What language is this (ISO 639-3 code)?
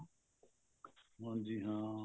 pan